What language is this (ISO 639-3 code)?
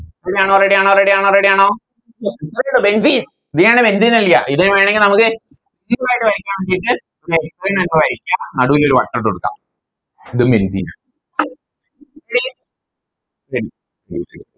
mal